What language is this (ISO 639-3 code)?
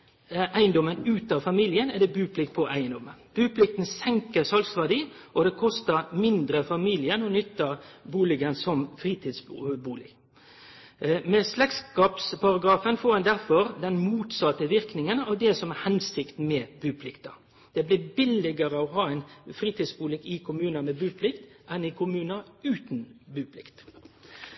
nno